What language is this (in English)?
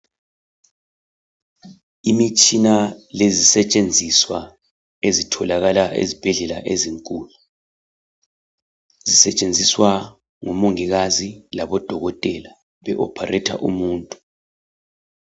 North Ndebele